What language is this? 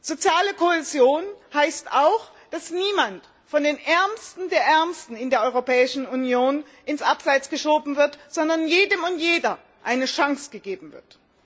German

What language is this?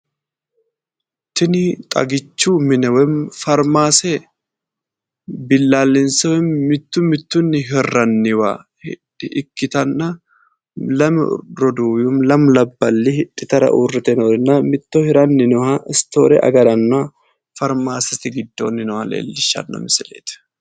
Sidamo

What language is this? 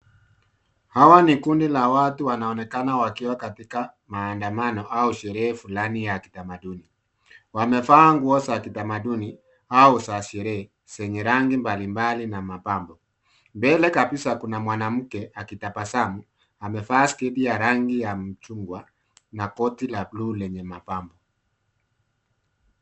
Swahili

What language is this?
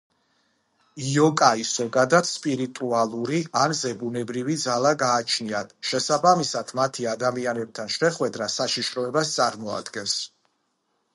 Georgian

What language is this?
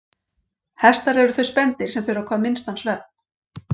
Icelandic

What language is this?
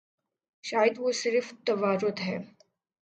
Urdu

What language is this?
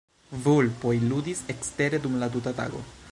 Esperanto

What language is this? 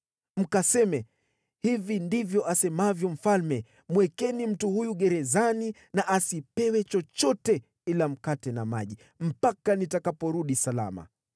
Swahili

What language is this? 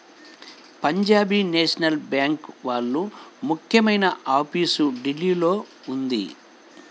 Telugu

